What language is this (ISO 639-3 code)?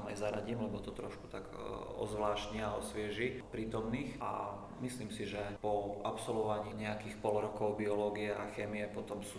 slk